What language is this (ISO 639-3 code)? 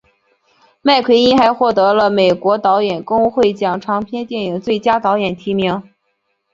zho